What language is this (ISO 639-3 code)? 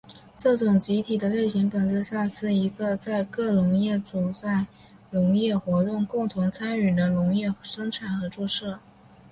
zho